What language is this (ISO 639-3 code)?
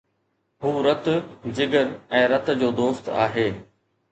snd